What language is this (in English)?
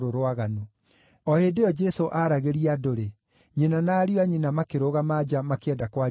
Kikuyu